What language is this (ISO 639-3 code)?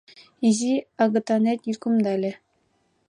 chm